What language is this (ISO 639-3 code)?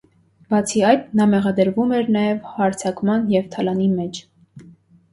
hye